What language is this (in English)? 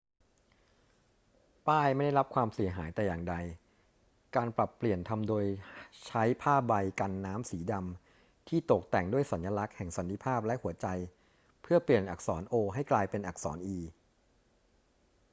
Thai